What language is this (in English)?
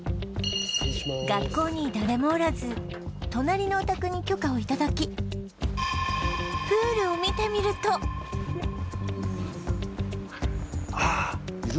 Japanese